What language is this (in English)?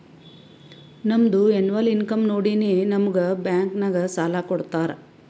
Kannada